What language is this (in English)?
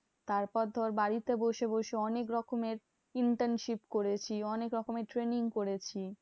Bangla